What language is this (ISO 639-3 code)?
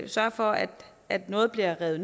dan